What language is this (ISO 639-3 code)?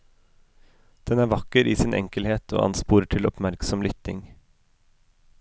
nor